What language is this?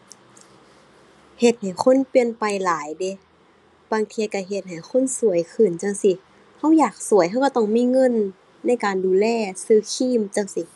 Thai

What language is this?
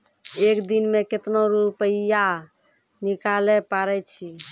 Maithili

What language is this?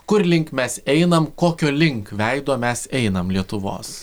Lithuanian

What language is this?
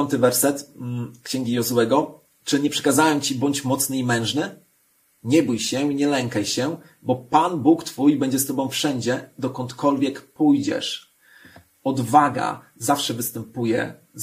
Polish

